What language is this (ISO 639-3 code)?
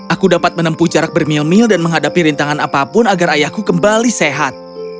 ind